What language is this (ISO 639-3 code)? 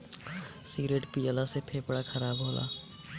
bho